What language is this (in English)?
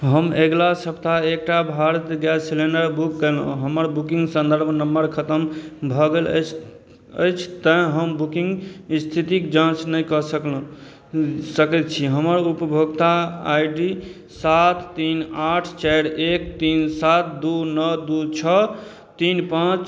Maithili